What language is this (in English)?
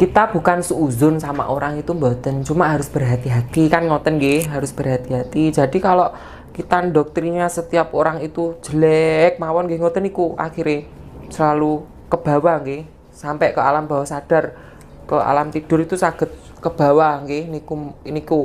Indonesian